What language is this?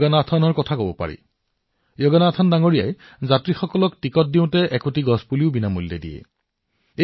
Assamese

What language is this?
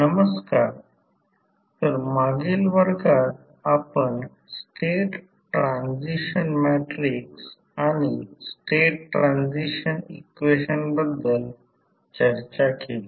Marathi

